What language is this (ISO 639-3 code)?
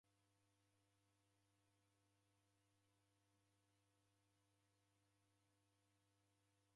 dav